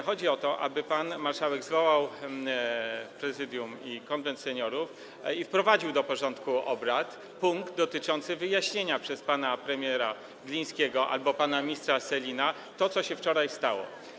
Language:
Polish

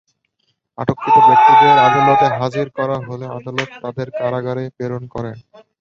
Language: Bangla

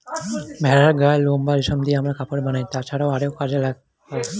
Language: Bangla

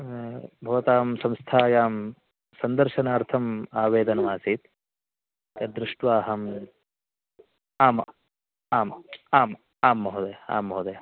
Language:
Sanskrit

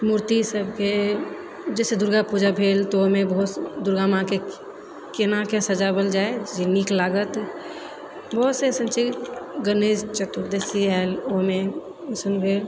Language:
Maithili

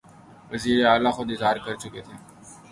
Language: Urdu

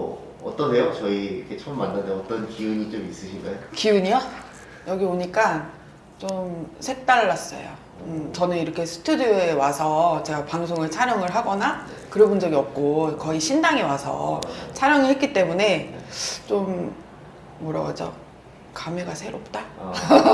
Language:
Korean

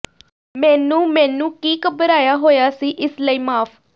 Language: Punjabi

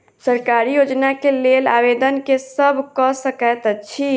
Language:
Maithili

